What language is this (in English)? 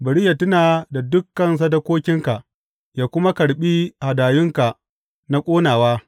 Hausa